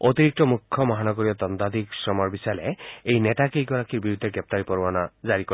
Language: Assamese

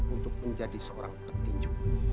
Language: Indonesian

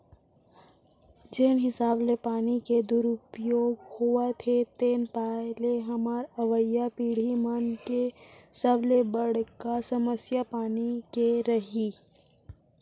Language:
Chhattisgarhi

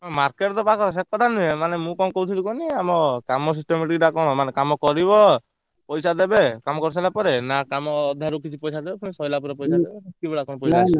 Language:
Odia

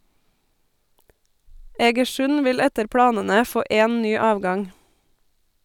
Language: Norwegian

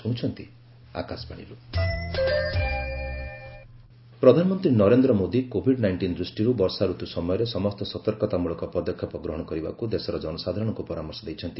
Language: Odia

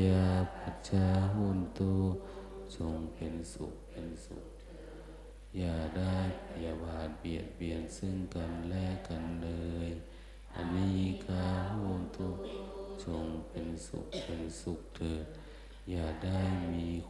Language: Thai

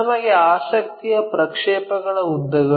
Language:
Kannada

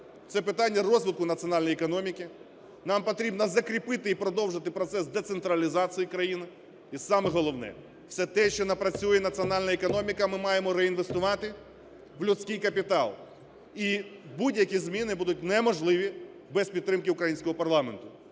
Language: Ukrainian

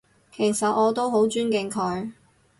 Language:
Cantonese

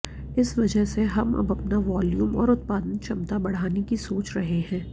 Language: Hindi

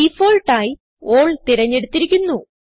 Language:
Malayalam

